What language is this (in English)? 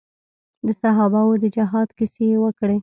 Pashto